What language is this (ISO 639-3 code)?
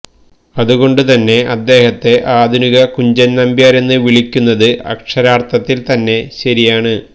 mal